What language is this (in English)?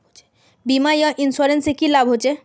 Magahi